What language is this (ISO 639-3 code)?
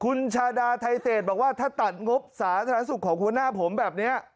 tha